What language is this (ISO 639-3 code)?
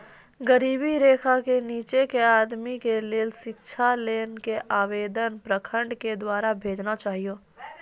mai